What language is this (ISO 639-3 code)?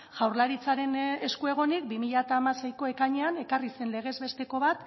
eus